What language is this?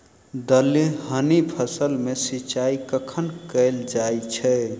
Maithili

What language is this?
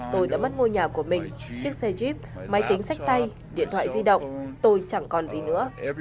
Vietnamese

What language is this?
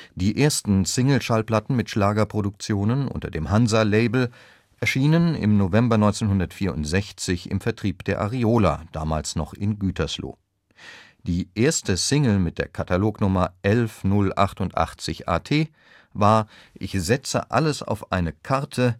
German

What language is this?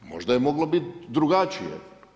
Croatian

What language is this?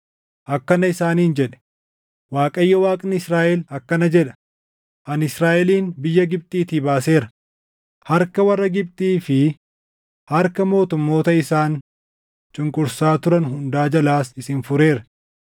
Oromo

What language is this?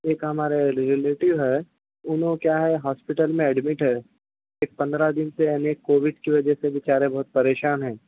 Urdu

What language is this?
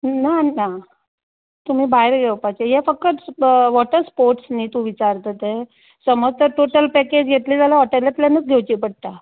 Konkani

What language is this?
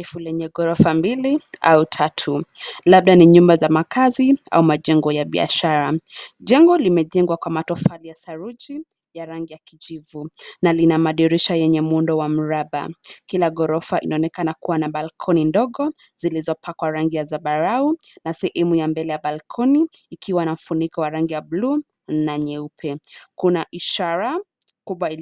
Swahili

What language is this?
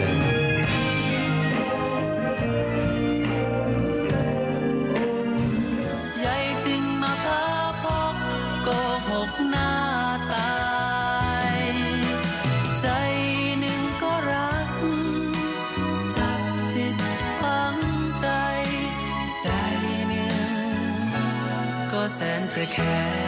Thai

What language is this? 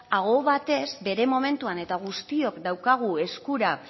Basque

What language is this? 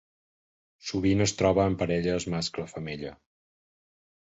Catalan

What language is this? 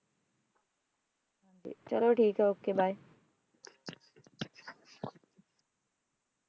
Punjabi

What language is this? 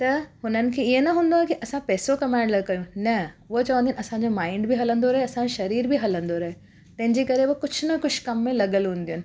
Sindhi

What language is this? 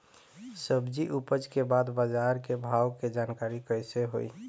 Bhojpuri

